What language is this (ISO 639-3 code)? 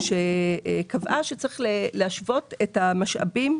heb